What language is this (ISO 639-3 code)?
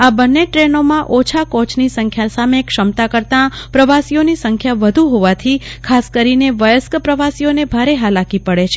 guj